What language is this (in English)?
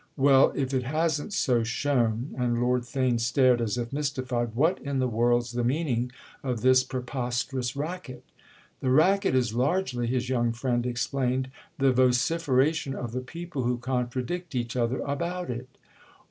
English